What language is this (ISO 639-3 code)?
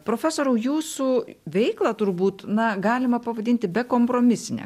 lit